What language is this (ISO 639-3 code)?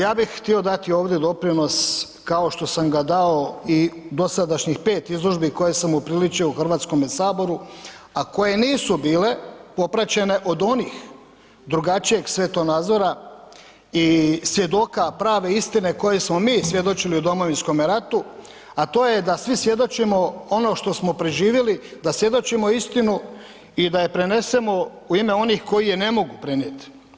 hrv